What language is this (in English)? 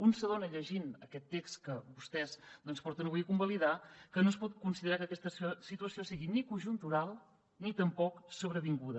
Catalan